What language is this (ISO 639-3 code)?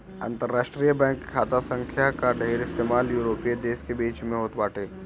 bho